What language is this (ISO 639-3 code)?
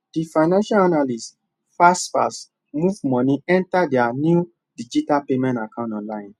pcm